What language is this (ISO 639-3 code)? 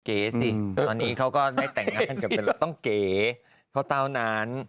tha